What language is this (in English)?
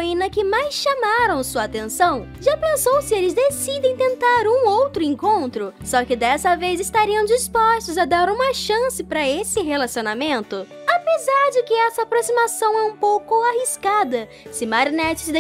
Portuguese